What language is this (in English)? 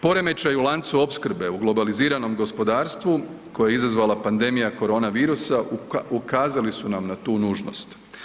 Croatian